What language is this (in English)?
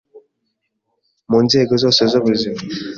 Kinyarwanda